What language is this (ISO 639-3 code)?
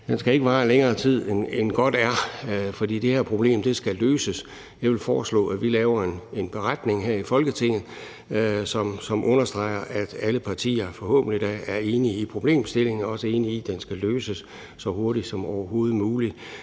dan